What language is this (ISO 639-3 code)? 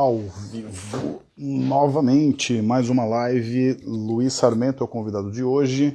por